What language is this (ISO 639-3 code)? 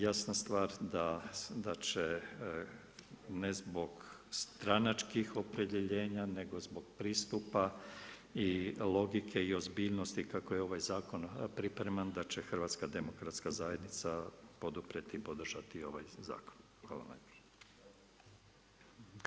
hrv